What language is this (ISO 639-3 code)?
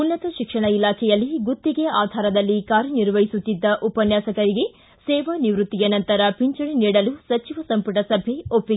kan